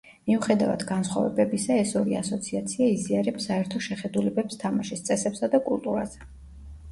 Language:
Georgian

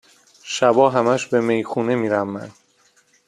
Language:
Persian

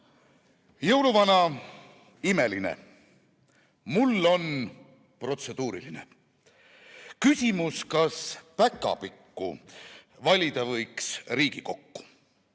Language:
Estonian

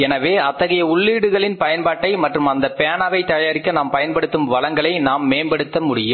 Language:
Tamil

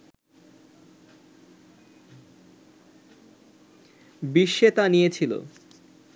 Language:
Bangla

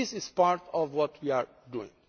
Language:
English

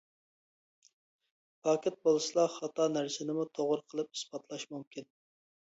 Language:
Uyghur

